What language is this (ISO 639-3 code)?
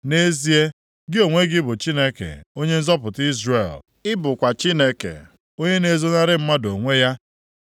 ibo